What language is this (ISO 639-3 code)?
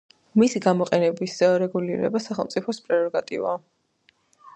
kat